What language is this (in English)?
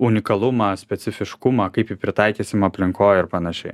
Lithuanian